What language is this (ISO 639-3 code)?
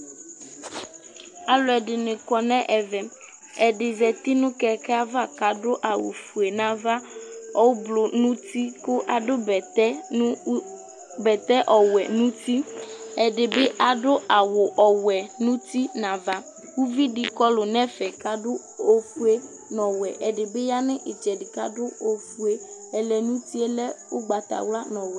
kpo